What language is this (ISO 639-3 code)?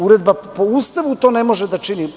srp